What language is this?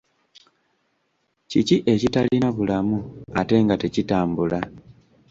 Ganda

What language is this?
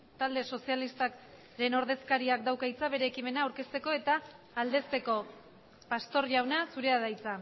Basque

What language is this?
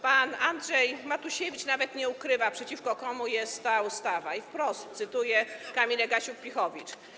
Polish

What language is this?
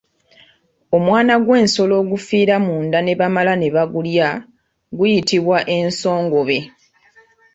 Ganda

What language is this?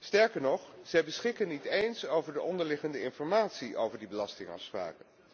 Dutch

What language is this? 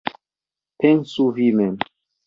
Esperanto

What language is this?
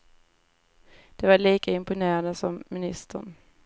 Swedish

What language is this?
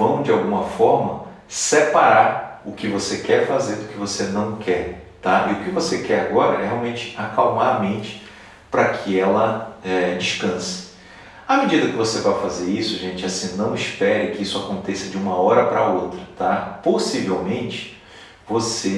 Portuguese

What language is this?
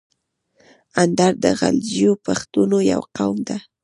Pashto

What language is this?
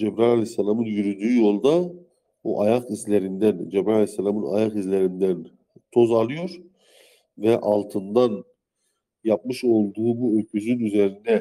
Turkish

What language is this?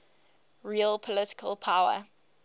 English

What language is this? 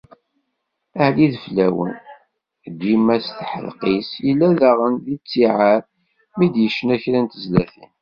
Kabyle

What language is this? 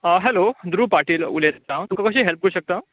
Konkani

